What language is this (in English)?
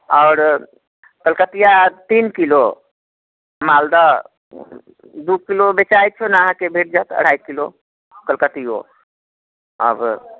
Maithili